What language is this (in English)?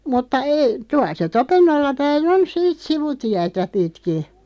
Finnish